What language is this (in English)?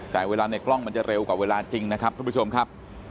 Thai